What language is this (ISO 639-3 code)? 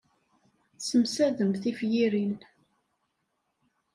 kab